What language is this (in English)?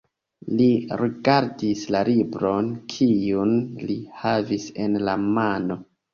Esperanto